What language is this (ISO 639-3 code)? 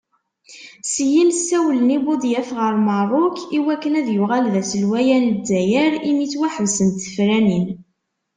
kab